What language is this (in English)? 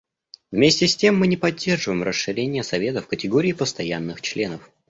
Russian